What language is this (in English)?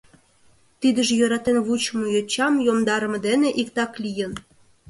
Mari